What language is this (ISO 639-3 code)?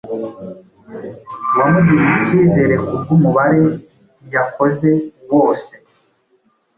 kin